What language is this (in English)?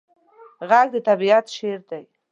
Pashto